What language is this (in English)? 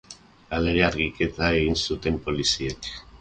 Basque